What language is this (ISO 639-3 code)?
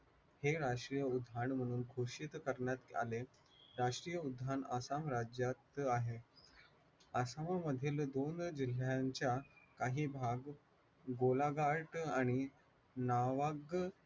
mar